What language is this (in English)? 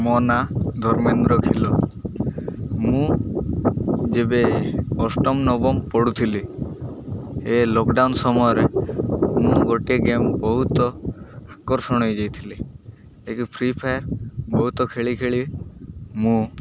Odia